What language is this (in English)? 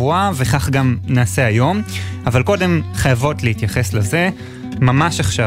Hebrew